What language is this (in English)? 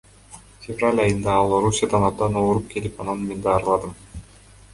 Kyrgyz